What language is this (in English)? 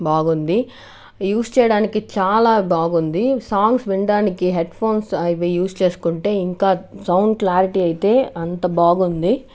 Telugu